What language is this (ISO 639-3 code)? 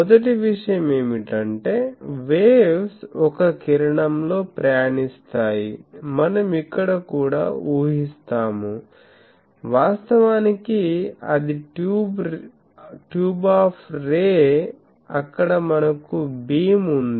tel